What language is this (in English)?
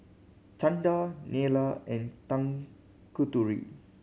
English